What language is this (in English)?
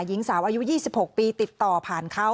Thai